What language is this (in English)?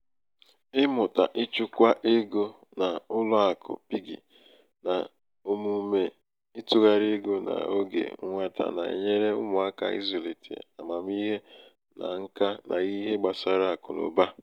Igbo